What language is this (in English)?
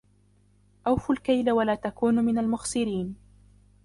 Arabic